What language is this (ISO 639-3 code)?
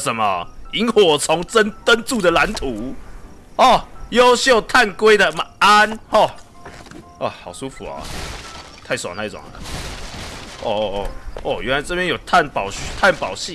zho